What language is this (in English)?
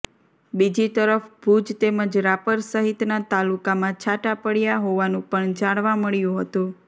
Gujarati